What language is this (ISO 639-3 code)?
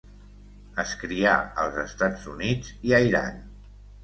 cat